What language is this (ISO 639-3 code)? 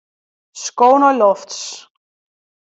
fry